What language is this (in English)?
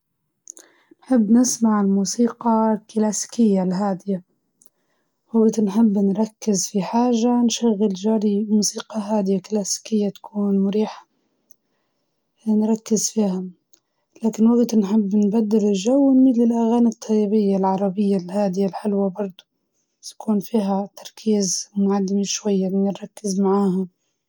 Libyan Arabic